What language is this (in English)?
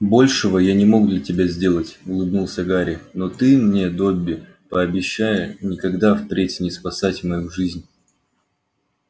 Russian